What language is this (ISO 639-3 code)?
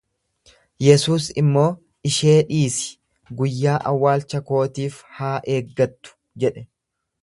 orm